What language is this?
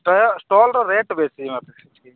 Odia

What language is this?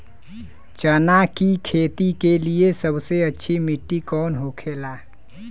Bhojpuri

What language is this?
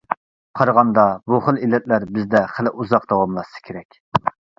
Uyghur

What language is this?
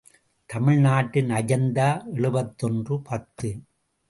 Tamil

